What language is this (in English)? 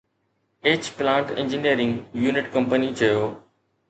Sindhi